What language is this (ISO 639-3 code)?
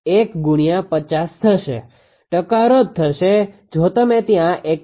guj